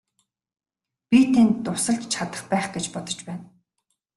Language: Mongolian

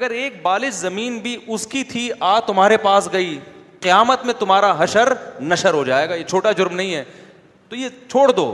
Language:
Urdu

